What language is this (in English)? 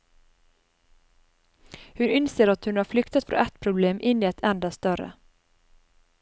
Norwegian